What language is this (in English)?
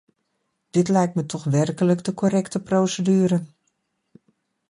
Dutch